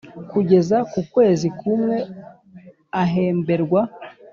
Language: Kinyarwanda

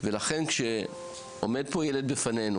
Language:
Hebrew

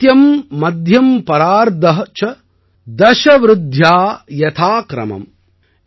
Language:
Tamil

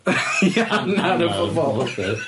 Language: Welsh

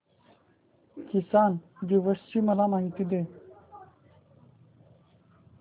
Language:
Marathi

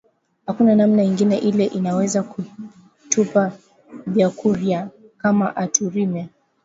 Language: Swahili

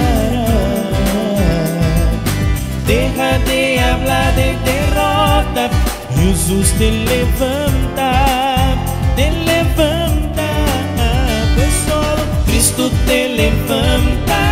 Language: Romanian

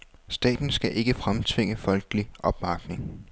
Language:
Danish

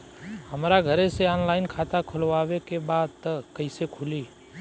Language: Bhojpuri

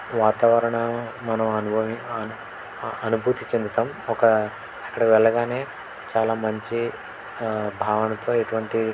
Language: Telugu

